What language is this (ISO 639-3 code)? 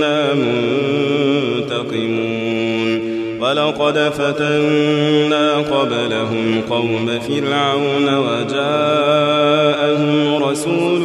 ara